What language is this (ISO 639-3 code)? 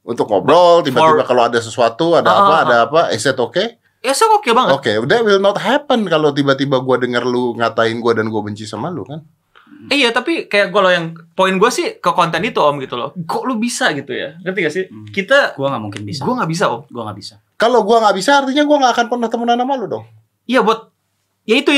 ind